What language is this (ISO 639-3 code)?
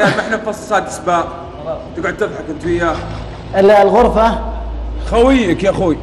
ara